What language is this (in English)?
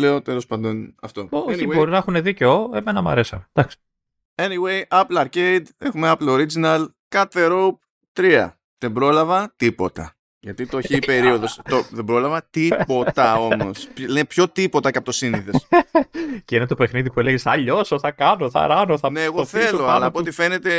Greek